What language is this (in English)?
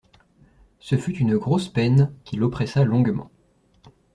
French